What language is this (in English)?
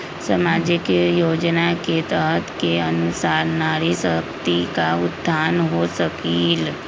Magahi